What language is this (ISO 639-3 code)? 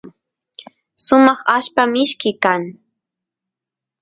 qus